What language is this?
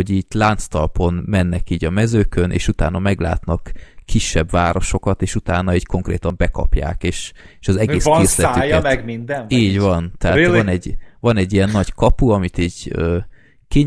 Hungarian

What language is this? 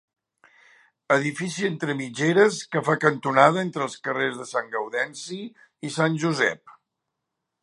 Catalan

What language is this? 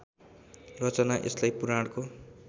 Nepali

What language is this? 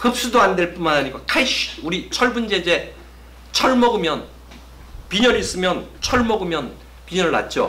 Korean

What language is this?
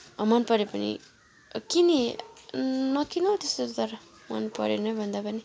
Nepali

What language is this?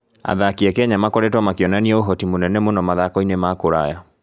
Kikuyu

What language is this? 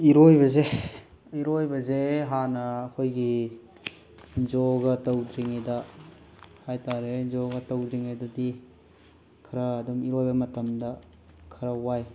Manipuri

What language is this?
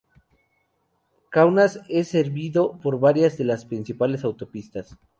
Spanish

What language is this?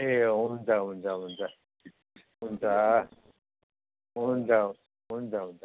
Nepali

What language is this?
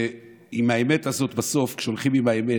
Hebrew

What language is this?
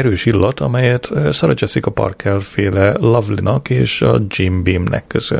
Hungarian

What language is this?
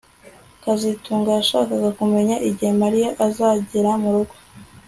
Kinyarwanda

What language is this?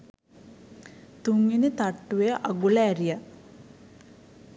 Sinhala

